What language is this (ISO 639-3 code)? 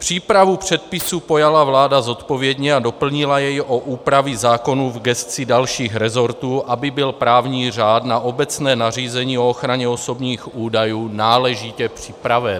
ces